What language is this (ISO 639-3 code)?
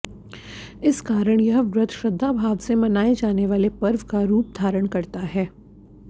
hin